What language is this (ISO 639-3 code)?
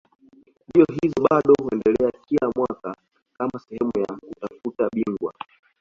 swa